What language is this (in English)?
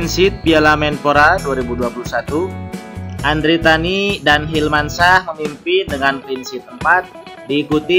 Indonesian